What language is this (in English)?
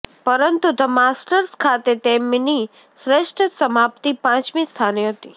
Gujarati